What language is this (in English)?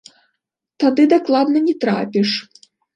Belarusian